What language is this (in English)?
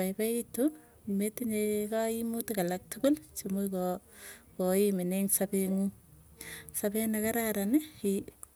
Tugen